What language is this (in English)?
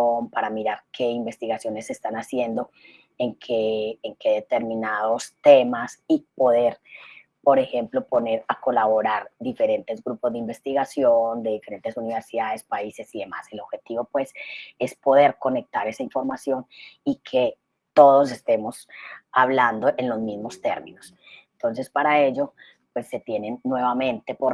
Spanish